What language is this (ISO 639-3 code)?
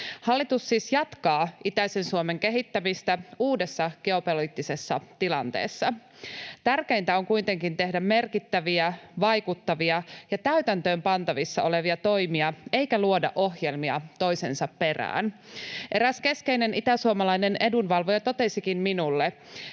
fin